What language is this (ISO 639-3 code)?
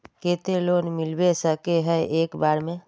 mag